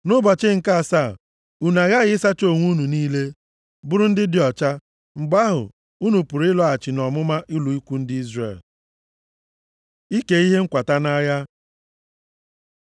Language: Igbo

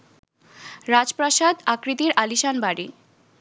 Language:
Bangla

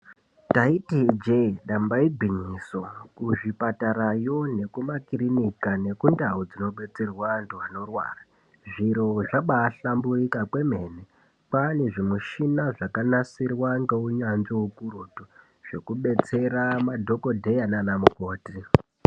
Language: Ndau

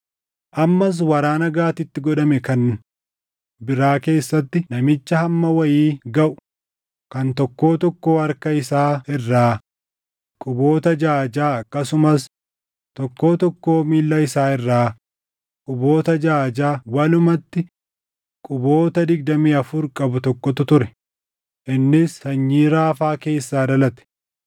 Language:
Oromo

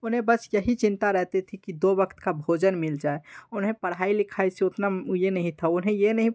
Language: Hindi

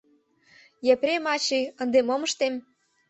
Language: Mari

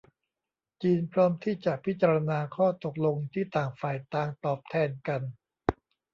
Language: Thai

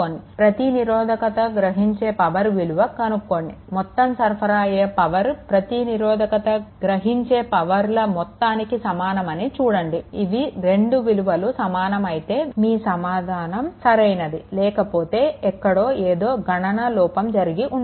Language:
Telugu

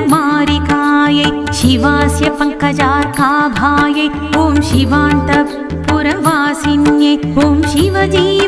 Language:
Thai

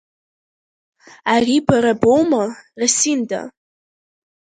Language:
Abkhazian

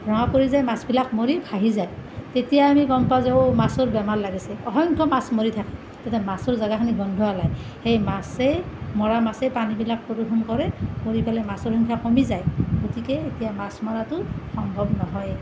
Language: Assamese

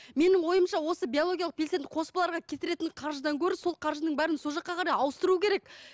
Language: Kazakh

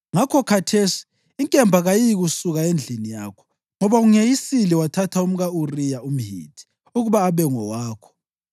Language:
North Ndebele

